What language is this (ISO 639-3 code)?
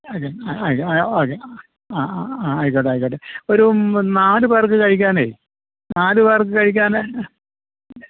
mal